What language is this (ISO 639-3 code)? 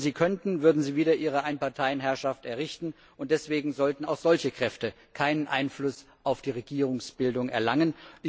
deu